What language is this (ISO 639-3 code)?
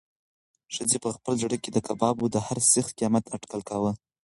pus